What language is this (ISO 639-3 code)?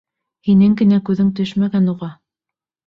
bak